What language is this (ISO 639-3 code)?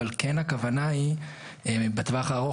heb